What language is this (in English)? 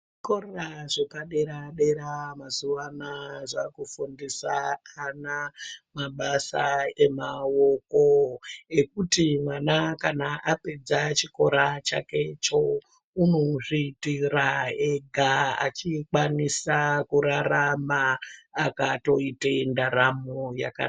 Ndau